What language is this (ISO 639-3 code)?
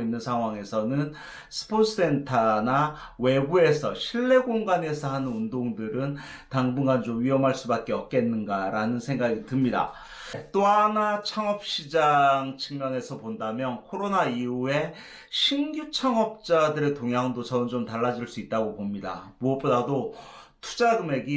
kor